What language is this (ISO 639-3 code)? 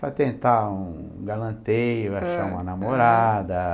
por